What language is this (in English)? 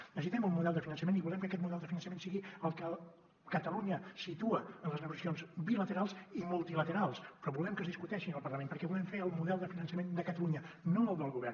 Catalan